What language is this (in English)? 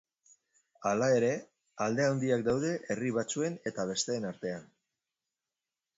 Basque